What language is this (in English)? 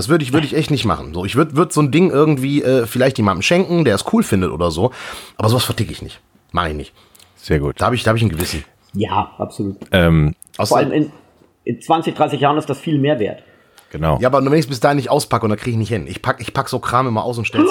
German